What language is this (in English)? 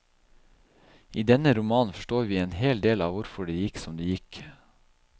Norwegian